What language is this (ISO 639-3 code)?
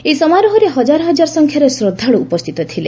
ori